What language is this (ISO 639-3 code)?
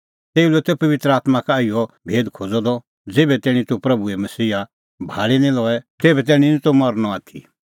kfx